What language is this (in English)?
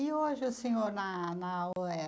Portuguese